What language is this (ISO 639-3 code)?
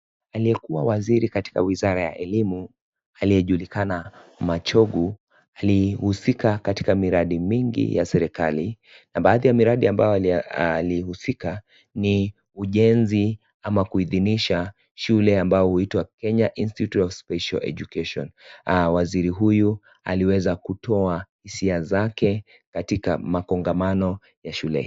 swa